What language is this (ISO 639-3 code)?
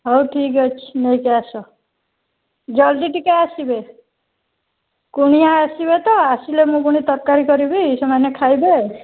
ori